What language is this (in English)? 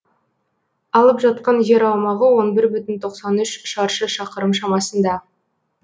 Kazakh